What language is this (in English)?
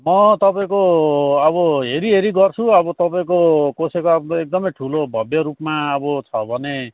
Nepali